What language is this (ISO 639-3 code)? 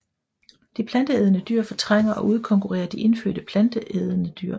dan